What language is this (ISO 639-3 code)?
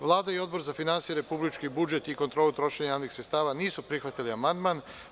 srp